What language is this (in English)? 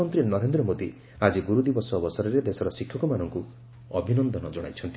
Odia